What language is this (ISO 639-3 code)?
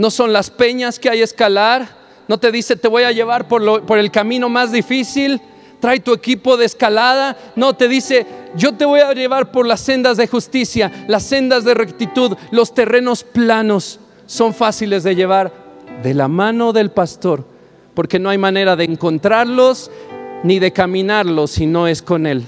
spa